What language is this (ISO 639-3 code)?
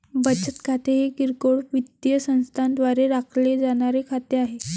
mar